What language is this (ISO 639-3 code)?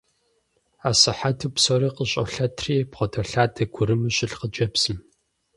kbd